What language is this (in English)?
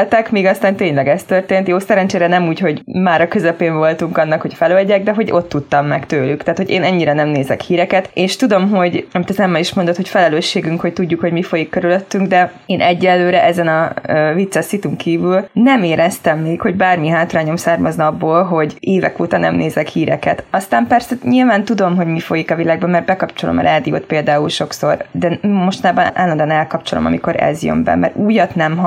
Hungarian